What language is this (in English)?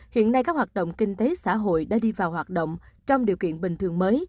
Vietnamese